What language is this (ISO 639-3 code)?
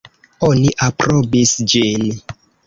epo